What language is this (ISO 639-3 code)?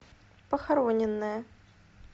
rus